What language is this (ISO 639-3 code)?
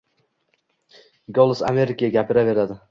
uzb